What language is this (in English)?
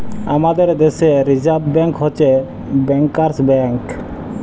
Bangla